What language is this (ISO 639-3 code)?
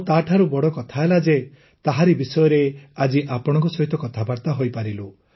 ori